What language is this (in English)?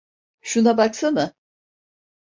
Turkish